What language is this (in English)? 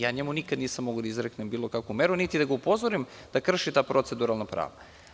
Serbian